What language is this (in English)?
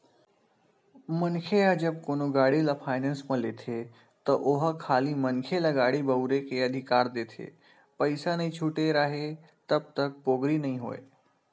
Chhattisgarhi